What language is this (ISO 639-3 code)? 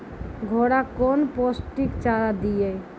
mai